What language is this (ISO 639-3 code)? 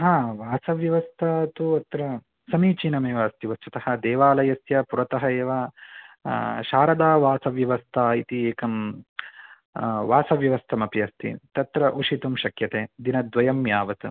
san